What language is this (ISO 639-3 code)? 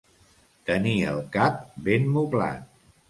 cat